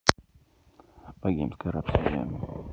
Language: Russian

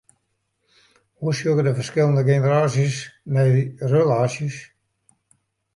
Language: Western Frisian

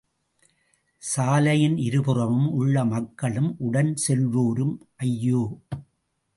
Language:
Tamil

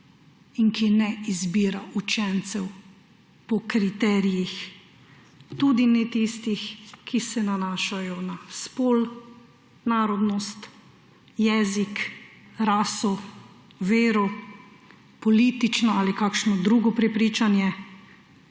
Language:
Slovenian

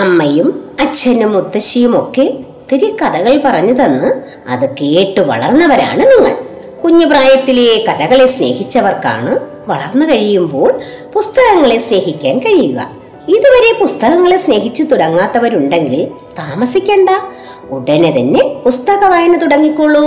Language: Malayalam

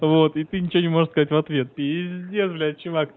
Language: Russian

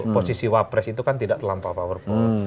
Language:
Indonesian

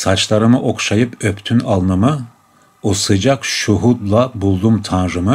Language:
Turkish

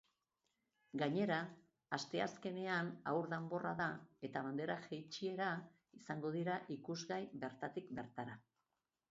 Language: Basque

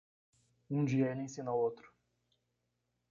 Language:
Portuguese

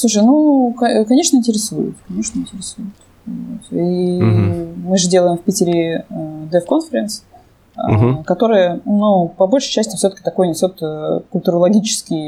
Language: Russian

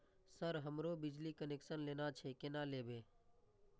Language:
Maithili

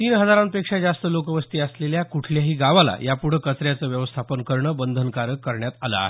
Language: Marathi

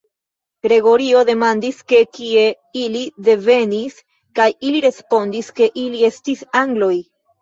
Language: Esperanto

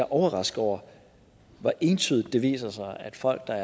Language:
Danish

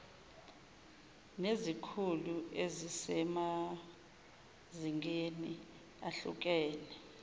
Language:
Zulu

